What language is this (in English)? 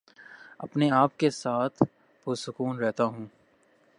Urdu